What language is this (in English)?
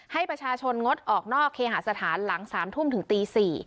Thai